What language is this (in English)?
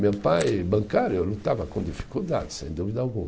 Portuguese